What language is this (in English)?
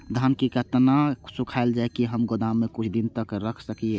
Maithili